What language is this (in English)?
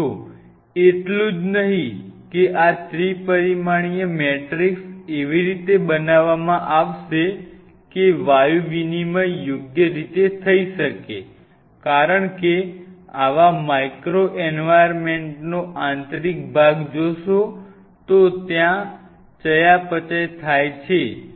Gujarati